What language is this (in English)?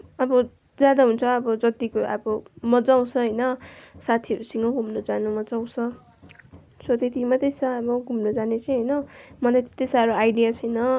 Nepali